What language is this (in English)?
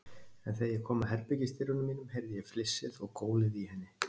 Icelandic